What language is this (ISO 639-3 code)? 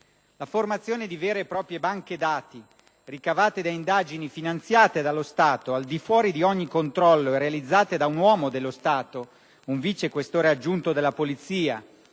ita